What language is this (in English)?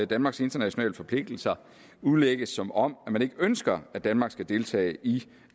Danish